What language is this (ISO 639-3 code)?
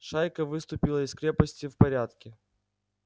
rus